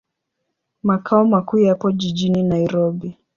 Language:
Swahili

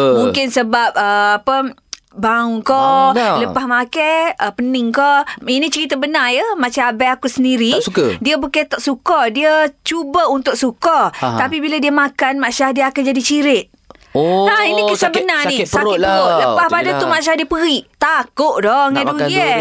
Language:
Malay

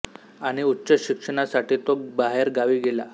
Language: Marathi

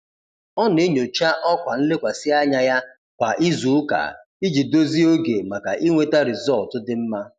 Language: Igbo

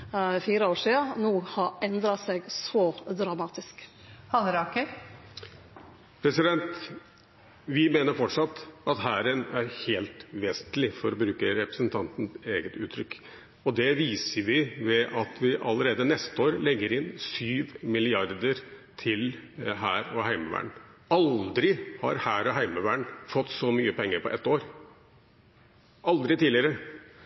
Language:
Norwegian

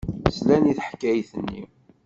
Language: Kabyle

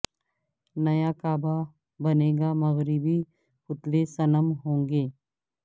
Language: Urdu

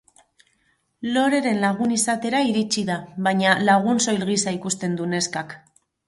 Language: Basque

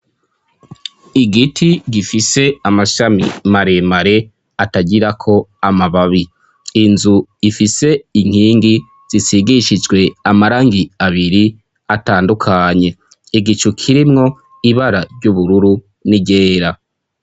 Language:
Rundi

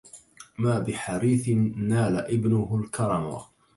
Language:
Arabic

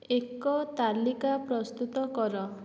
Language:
Odia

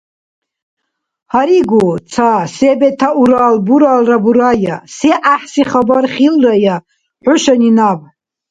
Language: Dargwa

